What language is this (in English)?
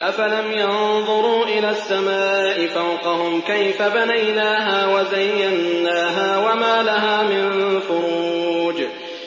Arabic